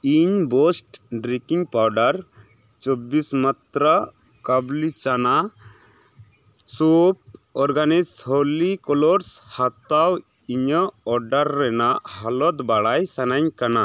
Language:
Santali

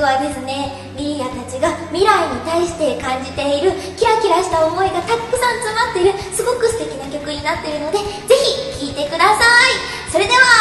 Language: Japanese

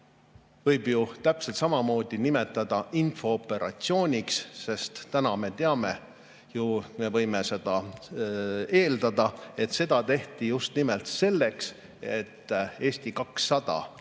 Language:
Estonian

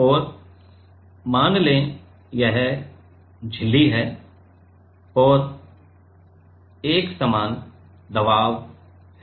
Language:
Hindi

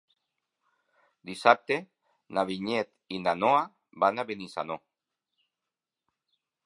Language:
Catalan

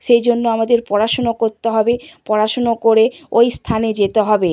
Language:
Bangla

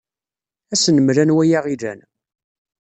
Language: Kabyle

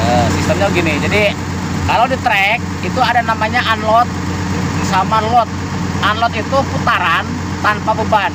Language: Indonesian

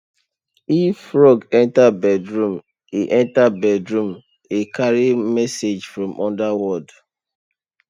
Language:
Nigerian Pidgin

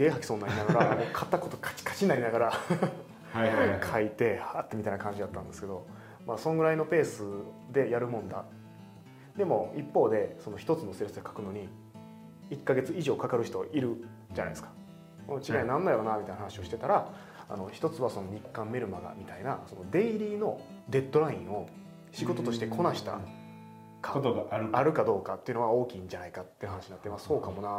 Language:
Japanese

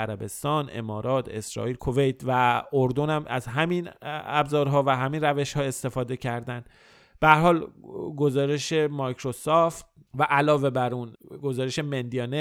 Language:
Persian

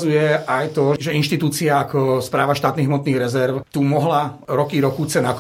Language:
Slovak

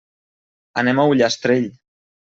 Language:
Catalan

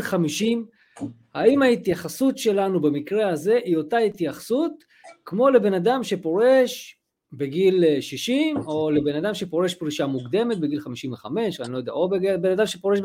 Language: Hebrew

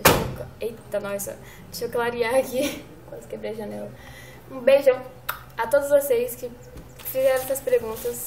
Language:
Portuguese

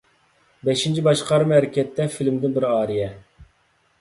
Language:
Uyghur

